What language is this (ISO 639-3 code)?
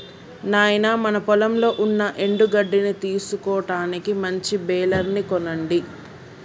tel